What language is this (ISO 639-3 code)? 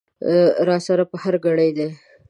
pus